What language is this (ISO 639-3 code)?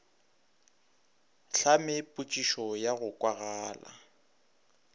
nso